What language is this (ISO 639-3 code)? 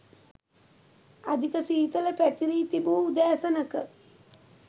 sin